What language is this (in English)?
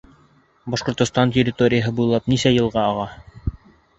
Bashkir